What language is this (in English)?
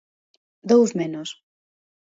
Galician